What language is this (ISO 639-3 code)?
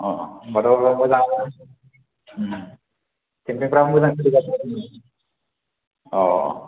brx